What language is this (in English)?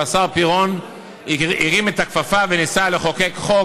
Hebrew